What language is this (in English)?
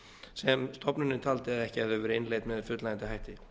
Icelandic